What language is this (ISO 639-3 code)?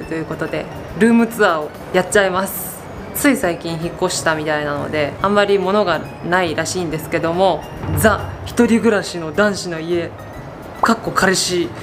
jpn